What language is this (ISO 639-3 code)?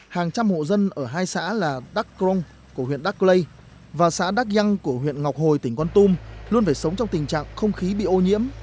vie